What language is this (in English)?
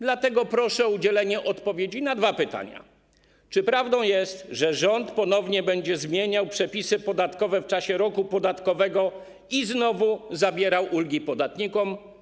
Polish